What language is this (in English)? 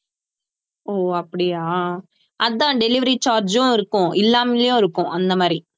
Tamil